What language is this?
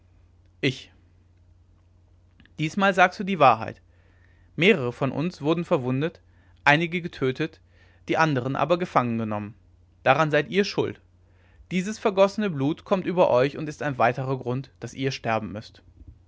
German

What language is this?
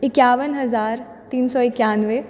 Maithili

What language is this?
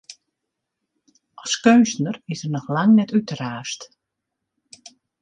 Western Frisian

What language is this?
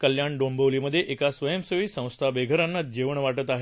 Marathi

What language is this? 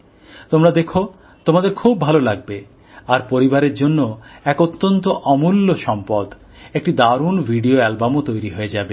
Bangla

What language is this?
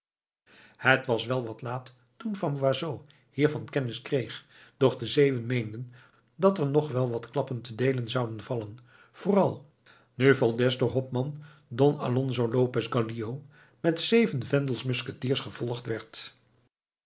Dutch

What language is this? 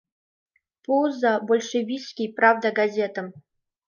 Mari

